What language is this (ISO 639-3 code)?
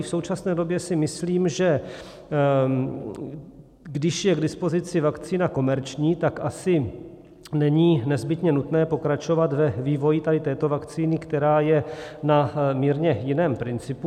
ces